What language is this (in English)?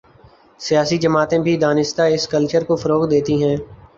Urdu